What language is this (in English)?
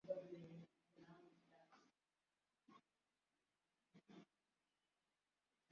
Swahili